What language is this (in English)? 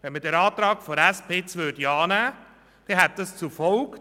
Swiss German